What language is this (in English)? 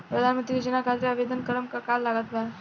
Bhojpuri